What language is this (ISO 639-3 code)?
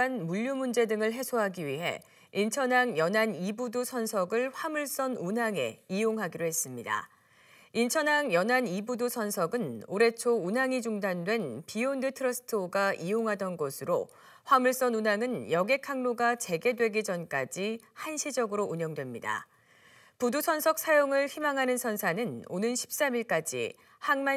kor